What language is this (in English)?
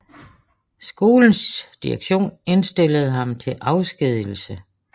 Danish